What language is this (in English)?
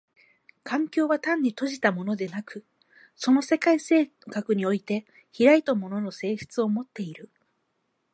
Japanese